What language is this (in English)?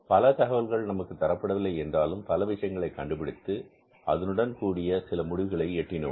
Tamil